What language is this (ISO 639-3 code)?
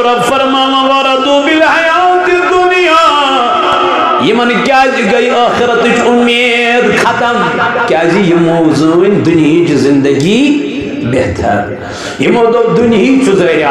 ara